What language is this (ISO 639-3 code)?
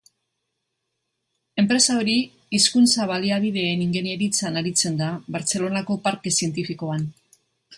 eus